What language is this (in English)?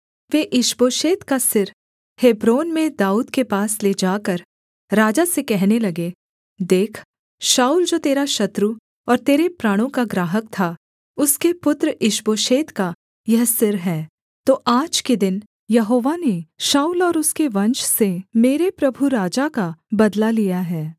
Hindi